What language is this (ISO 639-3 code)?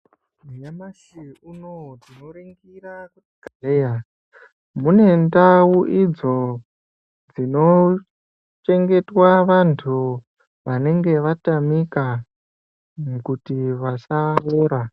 ndc